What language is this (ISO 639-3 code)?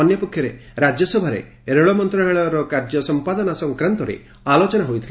ori